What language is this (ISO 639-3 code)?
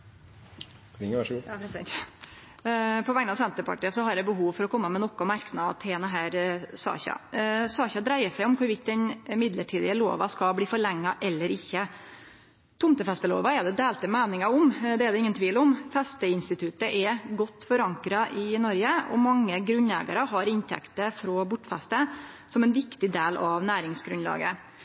nor